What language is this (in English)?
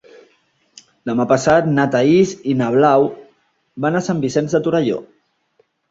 Catalan